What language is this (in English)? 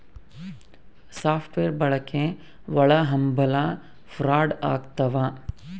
Kannada